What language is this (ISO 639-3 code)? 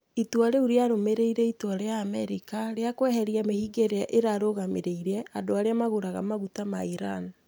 kik